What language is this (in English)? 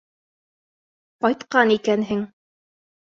Bashkir